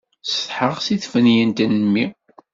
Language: Kabyle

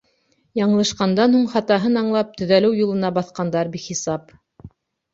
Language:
Bashkir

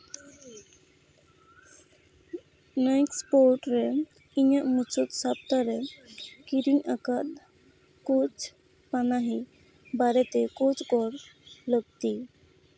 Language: Santali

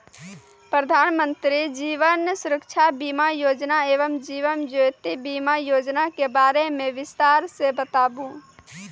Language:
Maithili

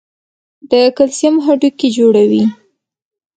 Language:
Pashto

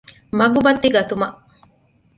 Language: Divehi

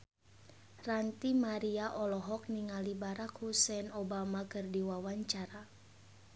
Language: Sundanese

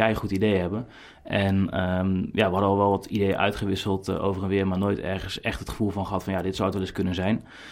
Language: Dutch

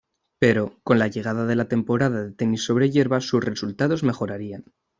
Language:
Spanish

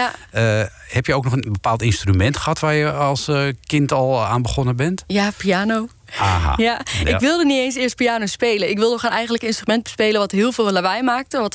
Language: Dutch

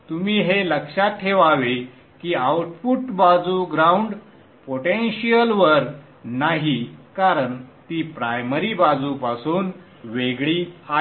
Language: Marathi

